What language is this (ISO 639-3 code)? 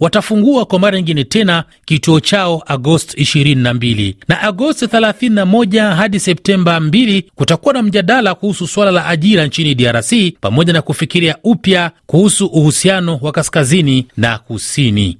swa